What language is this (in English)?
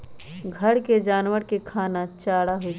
Magahi